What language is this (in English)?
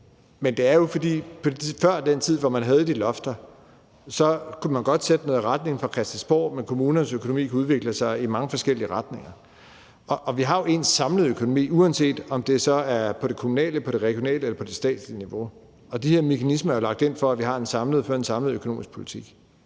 Danish